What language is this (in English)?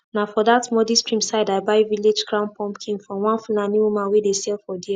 Nigerian Pidgin